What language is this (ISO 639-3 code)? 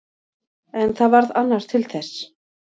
isl